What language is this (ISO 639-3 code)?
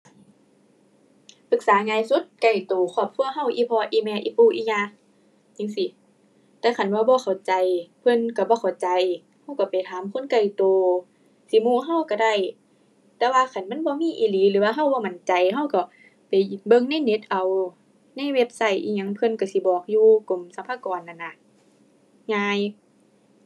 tha